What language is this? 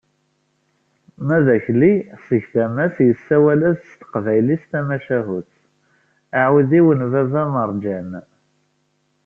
Kabyle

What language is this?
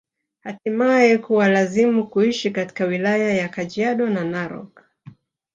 Swahili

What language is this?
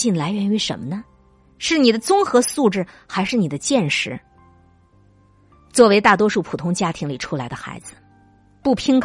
Chinese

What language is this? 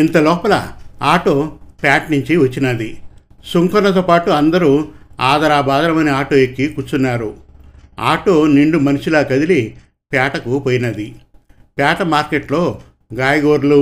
Telugu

